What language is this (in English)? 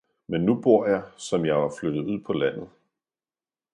Danish